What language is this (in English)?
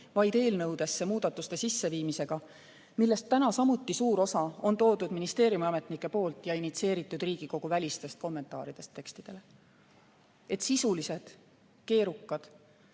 Estonian